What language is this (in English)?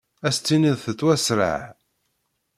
Kabyle